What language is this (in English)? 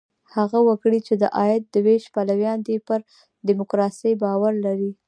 Pashto